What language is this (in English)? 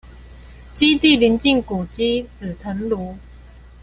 Chinese